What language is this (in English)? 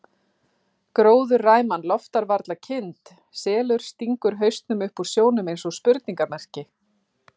Icelandic